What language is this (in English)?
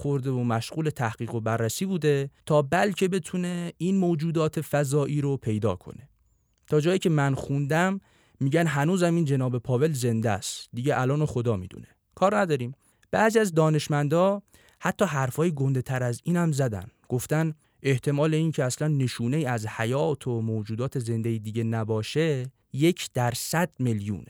Persian